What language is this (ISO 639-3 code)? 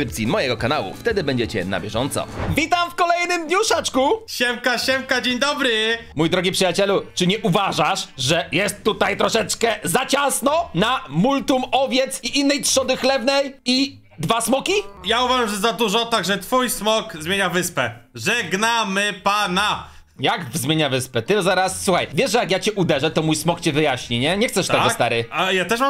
pol